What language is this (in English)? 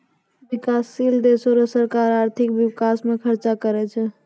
Maithili